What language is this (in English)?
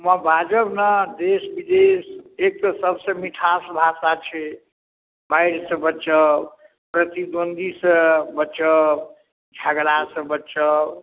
Maithili